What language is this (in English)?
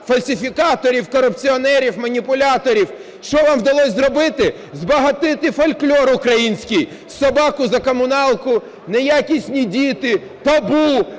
Ukrainian